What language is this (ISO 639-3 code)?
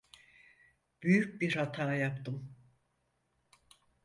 tur